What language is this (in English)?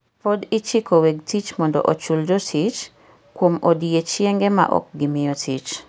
Luo (Kenya and Tanzania)